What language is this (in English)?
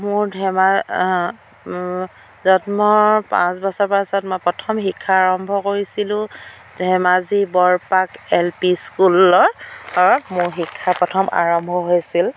Assamese